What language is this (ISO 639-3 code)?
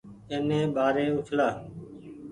gig